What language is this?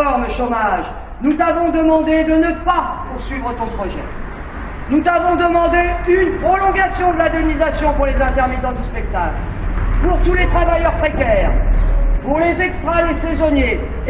French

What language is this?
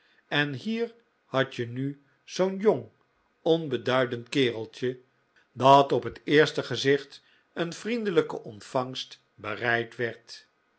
Dutch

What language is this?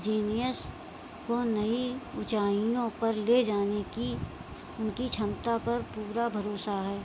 Hindi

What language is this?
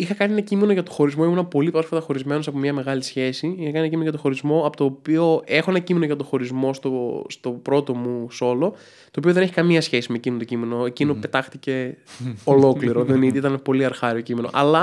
Greek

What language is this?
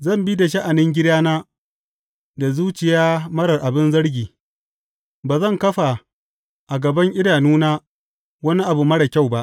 Hausa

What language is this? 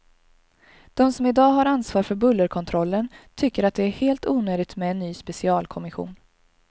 Swedish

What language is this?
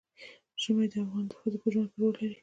Pashto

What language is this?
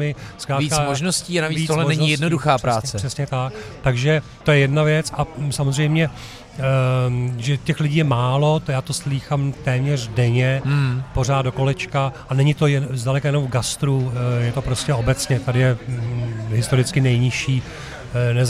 Czech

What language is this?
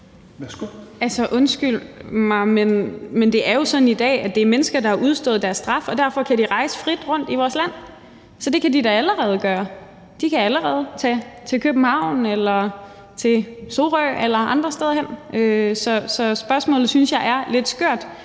Danish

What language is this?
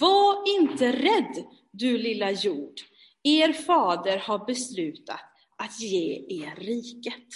Swedish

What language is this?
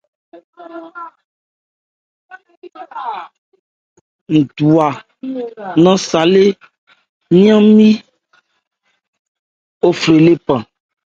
Ebrié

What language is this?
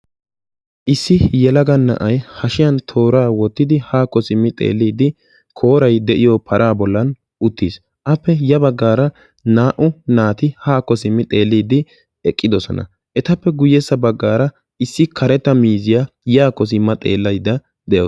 Wolaytta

